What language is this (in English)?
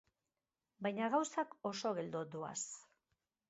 Basque